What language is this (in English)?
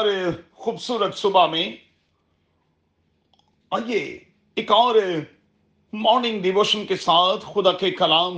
Urdu